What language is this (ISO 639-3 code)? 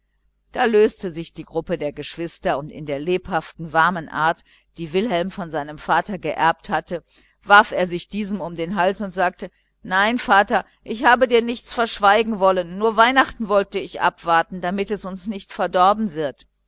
deu